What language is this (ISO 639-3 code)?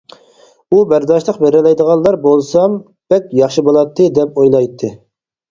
uig